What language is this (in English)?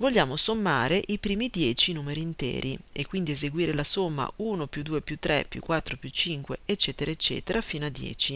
Italian